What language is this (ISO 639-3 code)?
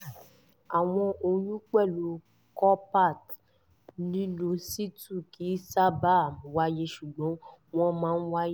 yor